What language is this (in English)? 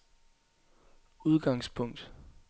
Danish